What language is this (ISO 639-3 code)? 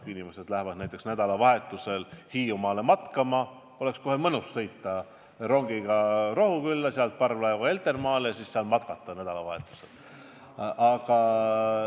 est